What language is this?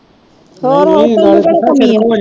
Punjabi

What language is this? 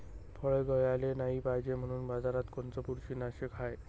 Marathi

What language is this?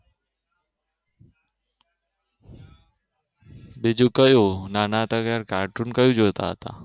Gujarati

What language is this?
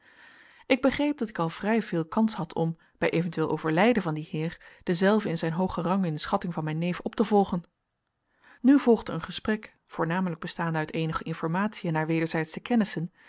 Dutch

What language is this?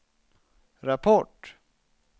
Swedish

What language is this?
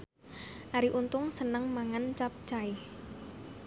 Javanese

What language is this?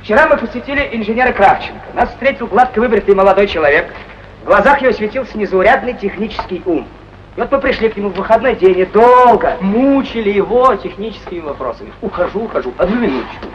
Russian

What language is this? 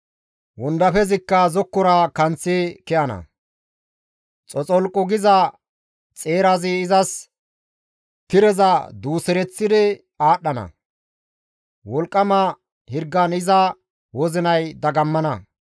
Gamo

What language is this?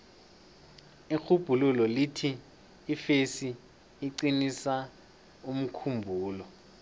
South Ndebele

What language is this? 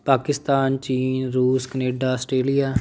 Punjabi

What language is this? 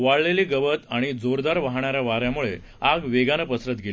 Marathi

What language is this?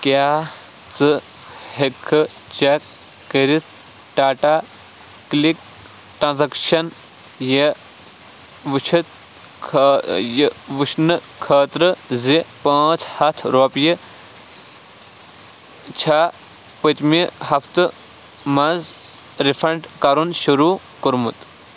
Kashmiri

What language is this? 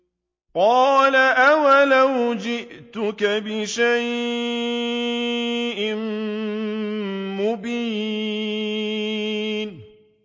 Arabic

